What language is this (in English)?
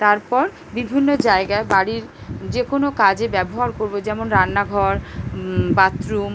Bangla